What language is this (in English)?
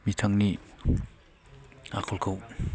Bodo